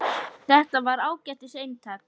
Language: Icelandic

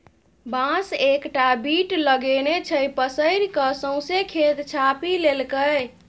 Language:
Maithili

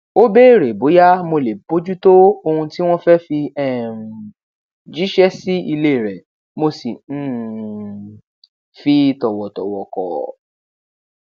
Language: Yoruba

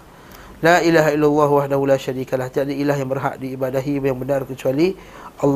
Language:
Malay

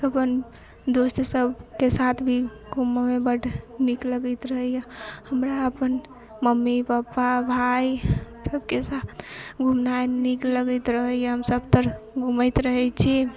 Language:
Maithili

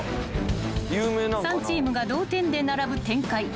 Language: Japanese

